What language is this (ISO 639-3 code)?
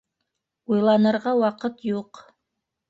bak